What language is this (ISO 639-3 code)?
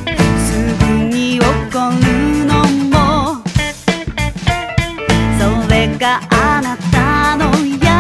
jpn